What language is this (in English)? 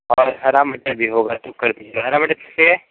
Hindi